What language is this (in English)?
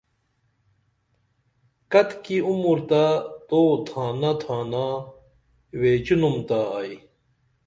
Dameli